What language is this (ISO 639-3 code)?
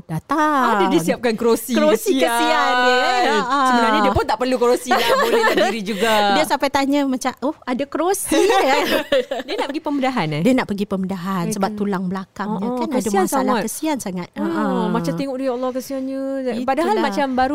msa